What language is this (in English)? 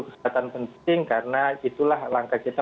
Indonesian